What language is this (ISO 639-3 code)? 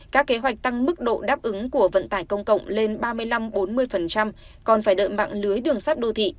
vie